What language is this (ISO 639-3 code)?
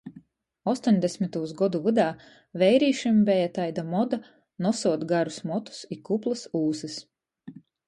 ltg